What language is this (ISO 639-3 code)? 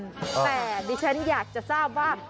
tha